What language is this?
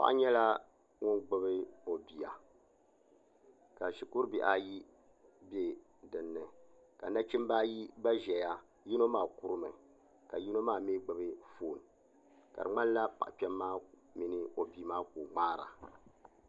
Dagbani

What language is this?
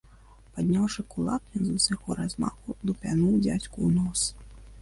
Belarusian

